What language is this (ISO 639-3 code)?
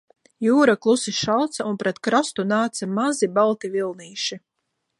lav